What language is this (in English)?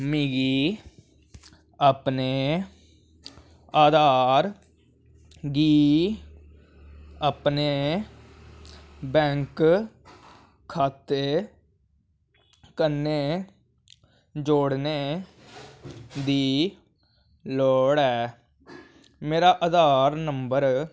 Dogri